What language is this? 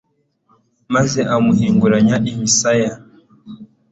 Kinyarwanda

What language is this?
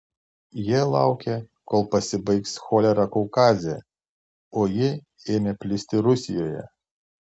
Lithuanian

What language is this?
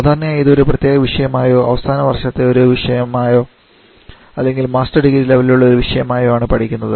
Malayalam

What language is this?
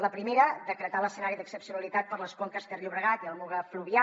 Catalan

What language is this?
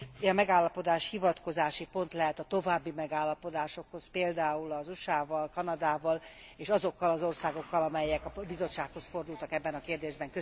Hungarian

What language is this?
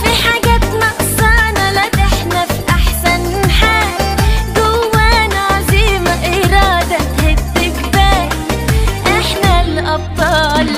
Arabic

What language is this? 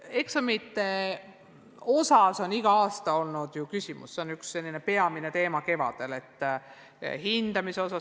Estonian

